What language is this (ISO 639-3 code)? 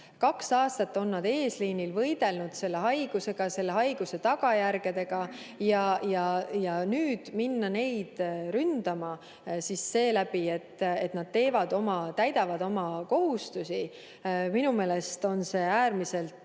est